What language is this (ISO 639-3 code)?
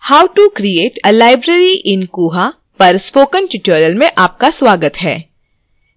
hin